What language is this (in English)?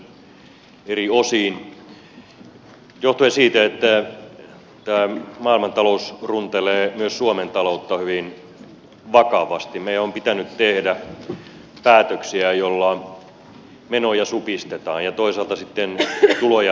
Finnish